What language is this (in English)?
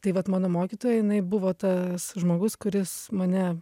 Lithuanian